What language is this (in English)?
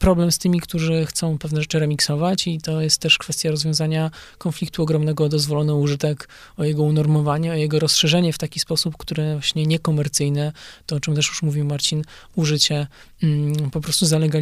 Polish